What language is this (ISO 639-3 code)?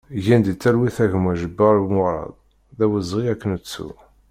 kab